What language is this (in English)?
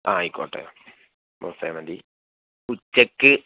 Malayalam